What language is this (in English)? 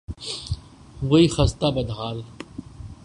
Urdu